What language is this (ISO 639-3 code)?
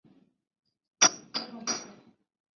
zho